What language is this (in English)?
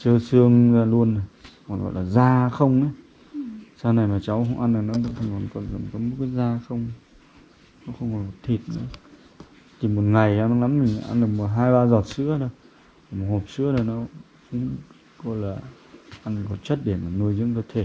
Vietnamese